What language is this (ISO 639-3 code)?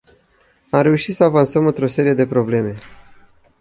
ron